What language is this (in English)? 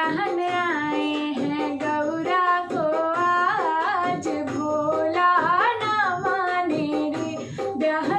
Hindi